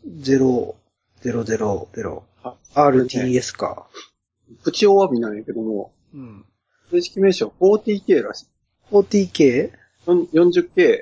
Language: Japanese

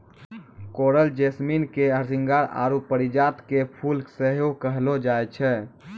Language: Maithili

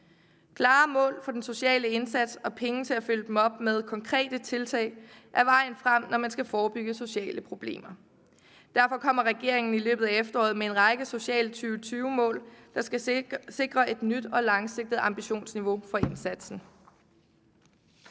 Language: Danish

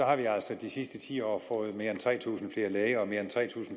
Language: Danish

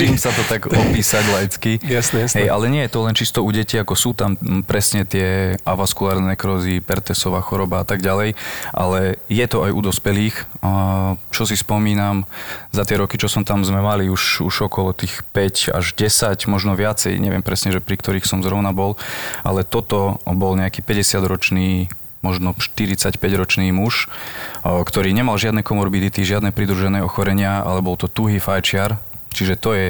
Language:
Slovak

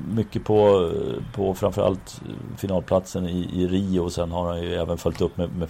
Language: Swedish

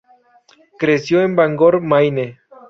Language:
Spanish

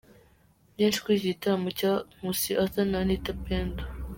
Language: Kinyarwanda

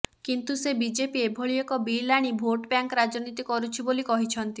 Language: Odia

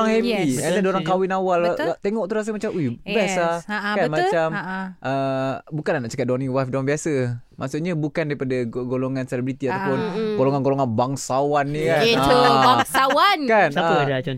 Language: Malay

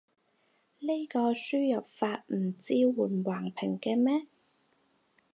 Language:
Cantonese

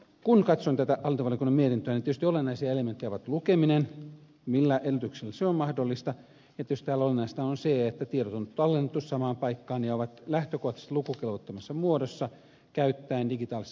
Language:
Finnish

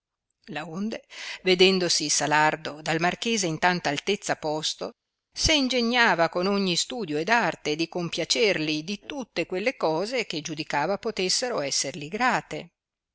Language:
Italian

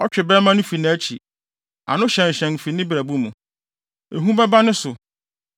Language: Akan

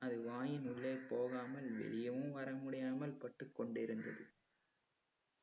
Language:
Tamil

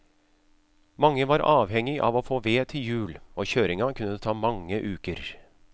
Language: Norwegian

